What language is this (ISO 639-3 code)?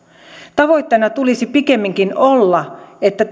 fin